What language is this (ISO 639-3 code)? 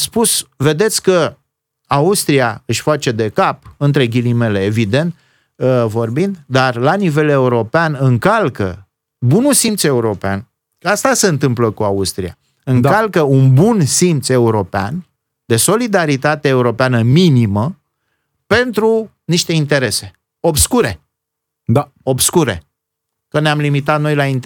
ron